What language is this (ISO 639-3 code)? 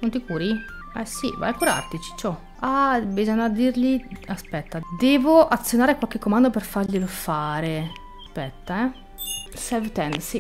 ita